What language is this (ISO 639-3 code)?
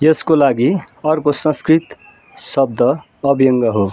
nep